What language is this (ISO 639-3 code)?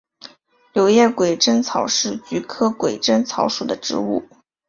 zho